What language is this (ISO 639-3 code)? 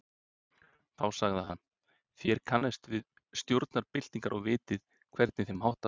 isl